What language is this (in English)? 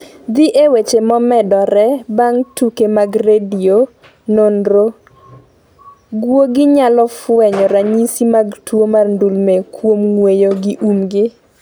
Luo (Kenya and Tanzania)